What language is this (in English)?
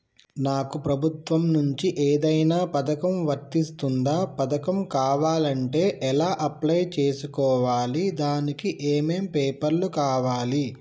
Telugu